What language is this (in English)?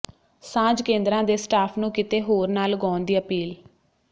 Punjabi